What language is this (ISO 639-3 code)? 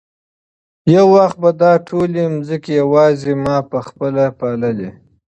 pus